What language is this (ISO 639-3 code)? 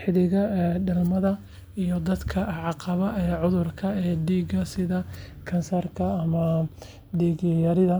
som